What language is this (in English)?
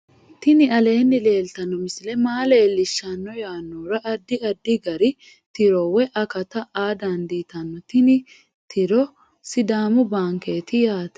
Sidamo